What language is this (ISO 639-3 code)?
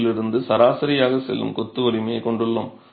tam